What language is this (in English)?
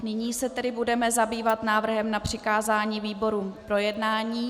Czech